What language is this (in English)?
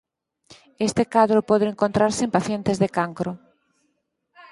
Galician